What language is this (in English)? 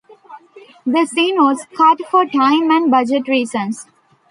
English